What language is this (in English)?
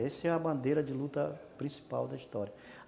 Portuguese